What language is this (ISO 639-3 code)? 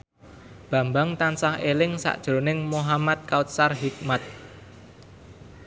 jav